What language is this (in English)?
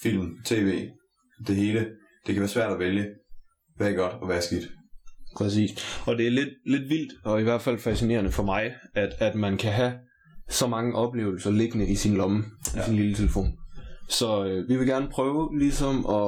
Danish